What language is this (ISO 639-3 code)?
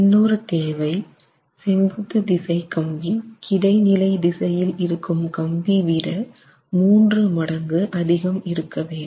tam